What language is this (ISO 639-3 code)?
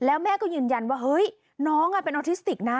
tha